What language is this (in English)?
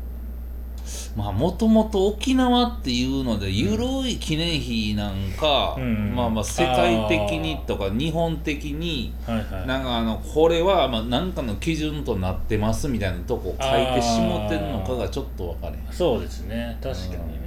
Japanese